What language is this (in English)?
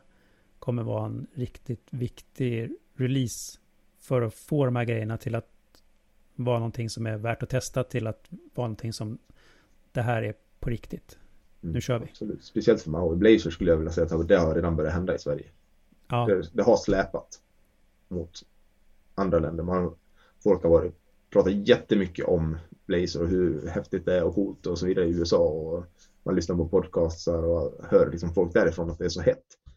Swedish